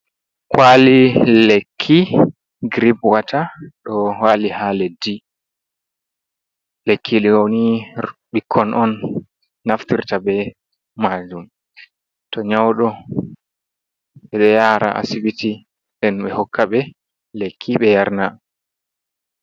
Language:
Fula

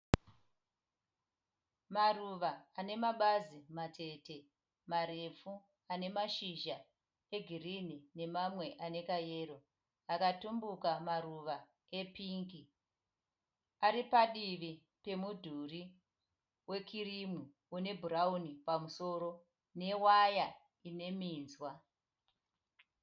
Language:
Shona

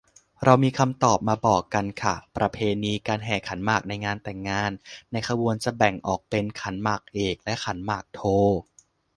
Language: Thai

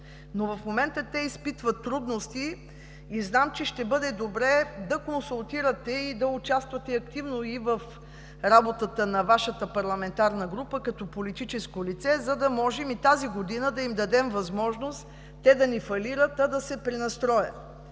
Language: Bulgarian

